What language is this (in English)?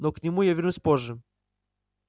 Russian